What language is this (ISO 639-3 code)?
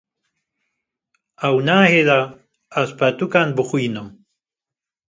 kur